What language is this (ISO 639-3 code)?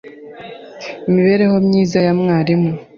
kin